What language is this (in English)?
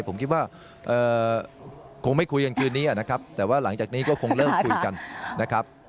Thai